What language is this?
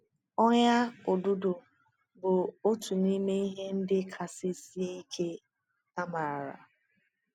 Igbo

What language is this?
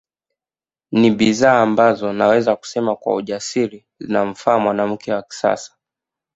Swahili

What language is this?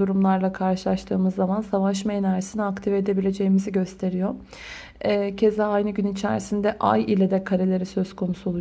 Turkish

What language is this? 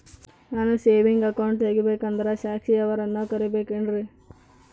Kannada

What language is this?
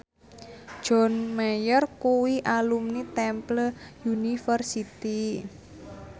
Javanese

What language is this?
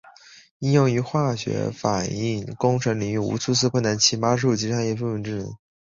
Chinese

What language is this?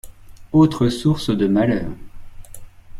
French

